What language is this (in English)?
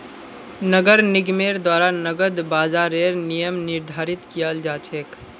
Magahi